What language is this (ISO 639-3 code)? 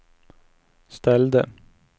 swe